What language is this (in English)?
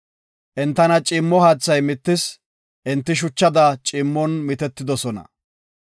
Gofa